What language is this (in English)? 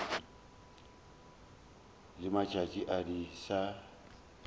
Northern Sotho